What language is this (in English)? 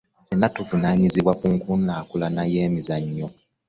Ganda